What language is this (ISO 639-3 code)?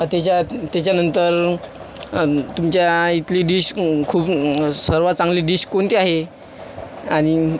mar